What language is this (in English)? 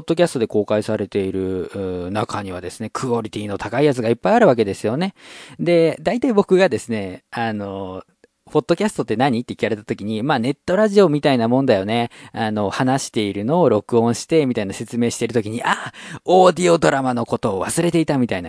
Japanese